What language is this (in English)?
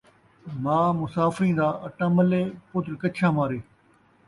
Saraiki